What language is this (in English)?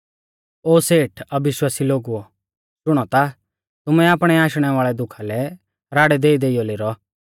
Mahasu Pahari